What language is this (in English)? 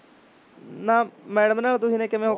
Punjabi